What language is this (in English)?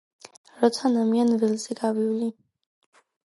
Georgian